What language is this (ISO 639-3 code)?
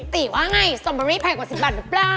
tha